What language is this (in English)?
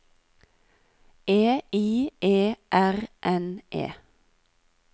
Norwegian